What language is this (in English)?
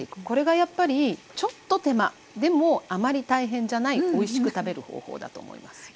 Japanese